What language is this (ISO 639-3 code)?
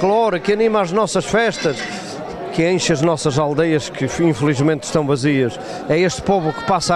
por